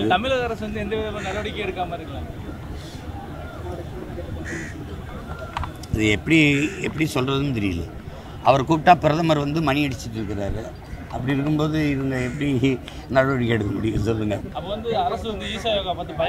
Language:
Romanian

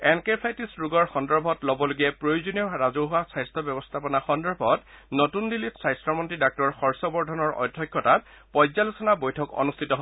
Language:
Assamese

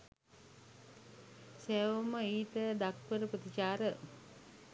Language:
Sinhala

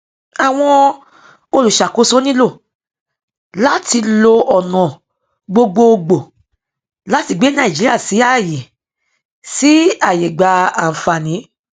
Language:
Yoruba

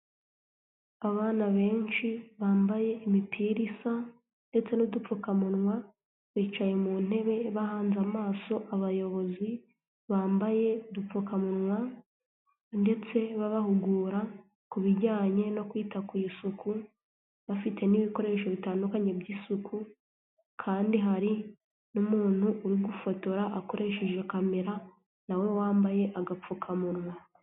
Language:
Kinyarwanda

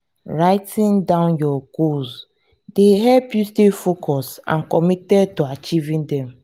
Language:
Nigerian Pidgin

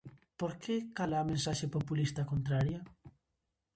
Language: Galician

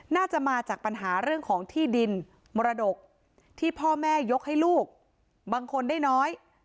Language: Thai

